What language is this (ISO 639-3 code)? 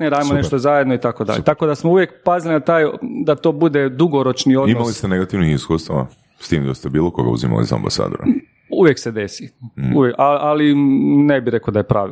hrv